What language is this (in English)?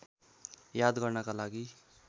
Nepali